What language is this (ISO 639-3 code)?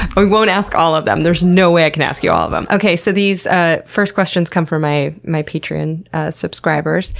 eng